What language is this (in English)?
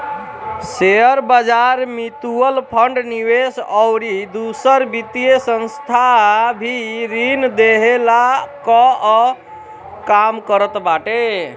Bhojpuri